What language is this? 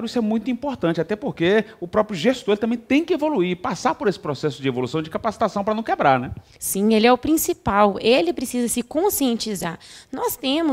Portuguese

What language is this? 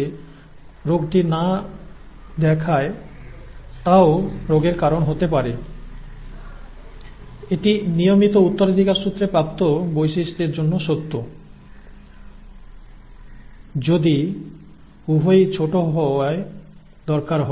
Bangla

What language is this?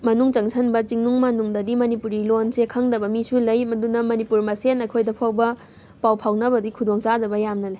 Manipuri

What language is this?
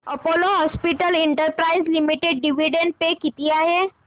Marathi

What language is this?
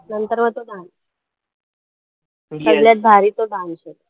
Marathi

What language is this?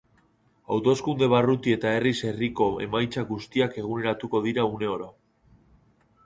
Basque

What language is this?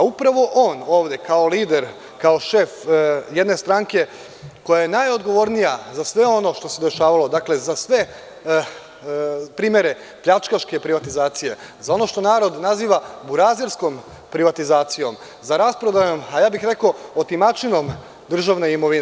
Serbian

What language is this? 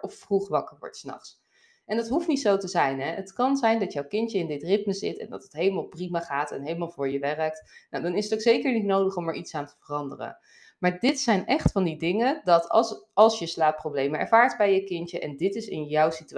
Dutch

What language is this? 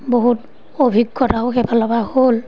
Assamese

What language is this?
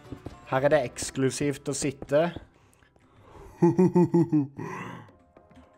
Norwegian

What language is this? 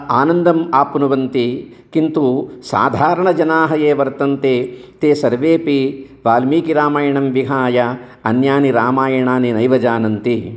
Sanskrit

